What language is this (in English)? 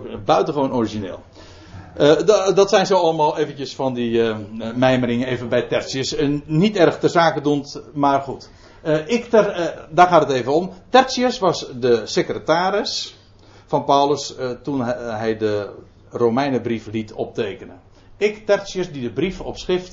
Dutch